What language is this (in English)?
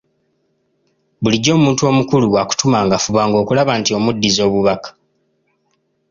Ganda